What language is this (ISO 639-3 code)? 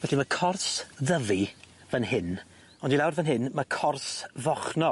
cym